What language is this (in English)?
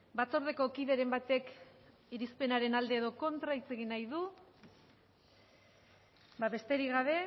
Basque